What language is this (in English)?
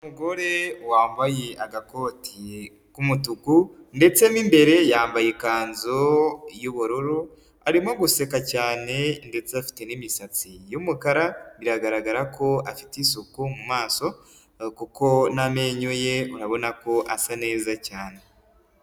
Kinyarwanda